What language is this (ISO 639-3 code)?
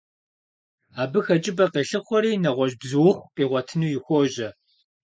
kbd